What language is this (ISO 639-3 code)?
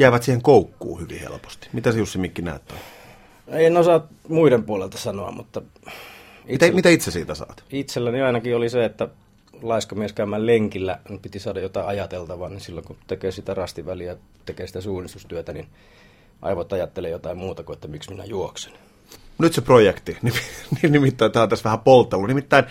fin